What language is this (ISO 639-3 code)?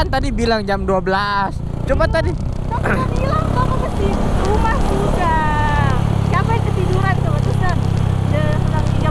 ind